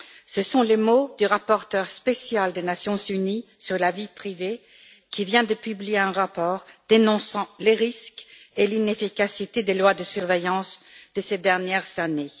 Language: French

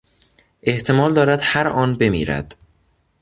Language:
Persian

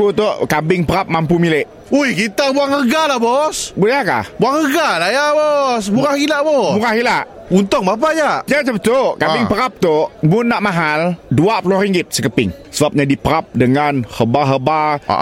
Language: Malay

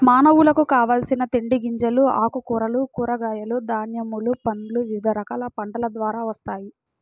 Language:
Telugu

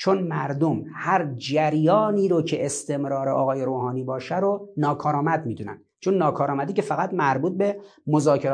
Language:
Persian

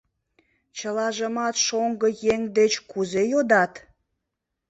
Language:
Mari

